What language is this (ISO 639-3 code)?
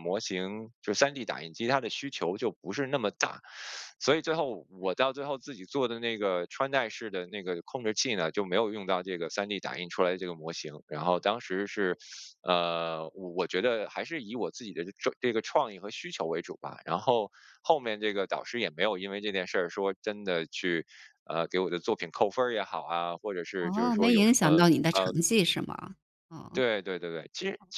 zho